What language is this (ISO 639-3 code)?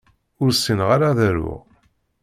kab